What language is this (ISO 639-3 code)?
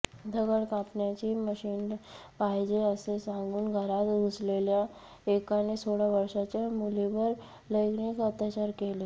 mar